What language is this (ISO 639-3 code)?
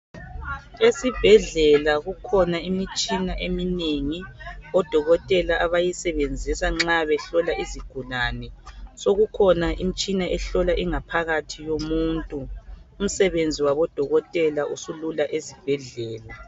nde